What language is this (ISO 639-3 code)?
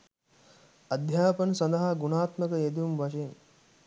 sin